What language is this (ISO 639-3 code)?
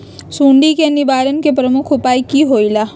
mag